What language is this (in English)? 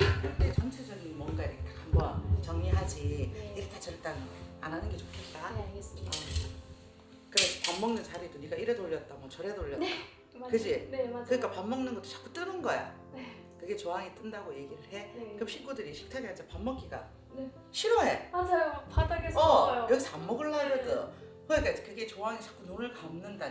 Korean